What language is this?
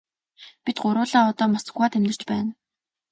Mongolian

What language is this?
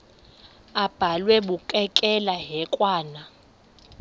Xhosa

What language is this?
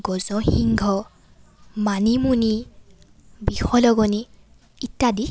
Assamese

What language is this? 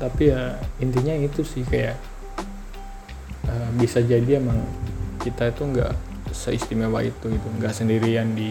Indonesian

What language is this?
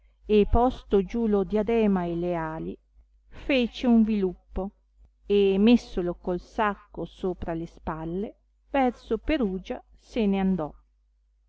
Italian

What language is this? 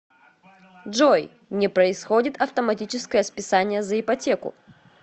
Russian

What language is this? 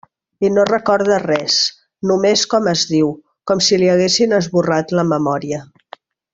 Catalan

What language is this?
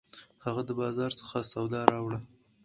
Pashto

